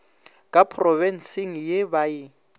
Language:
Northern Sotho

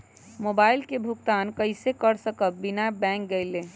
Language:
Magahi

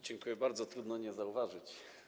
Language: Polish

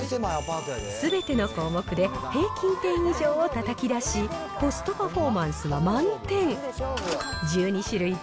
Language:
Japanese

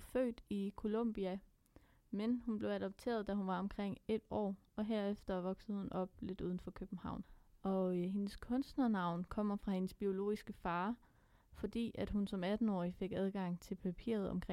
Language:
Danish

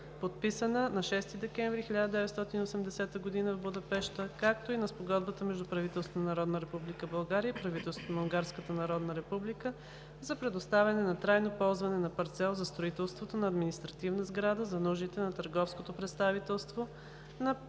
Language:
Bulgarian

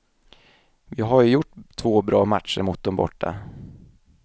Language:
Swedish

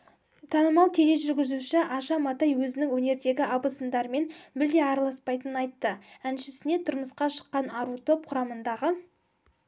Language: Kazakh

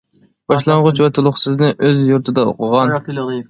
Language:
Uyghur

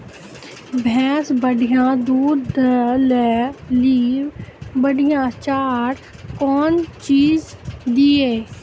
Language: Maithili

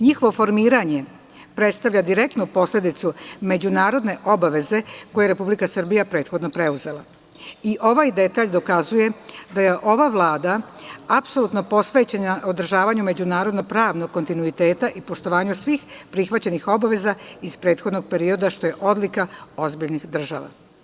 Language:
Serbian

